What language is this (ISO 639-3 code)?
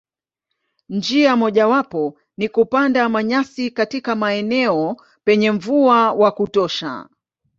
swa